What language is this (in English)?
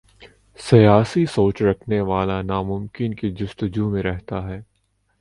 Urdu